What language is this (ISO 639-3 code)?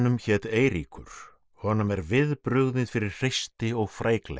isl